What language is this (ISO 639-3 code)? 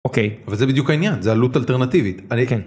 heb